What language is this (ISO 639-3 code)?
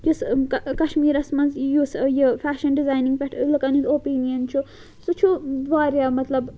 kas